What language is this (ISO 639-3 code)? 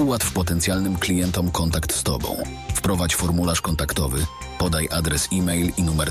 pol